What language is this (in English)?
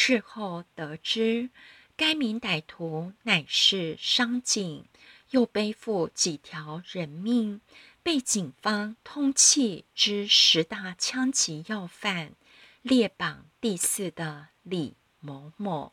Chinese